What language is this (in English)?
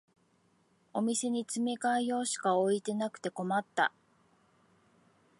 Japanese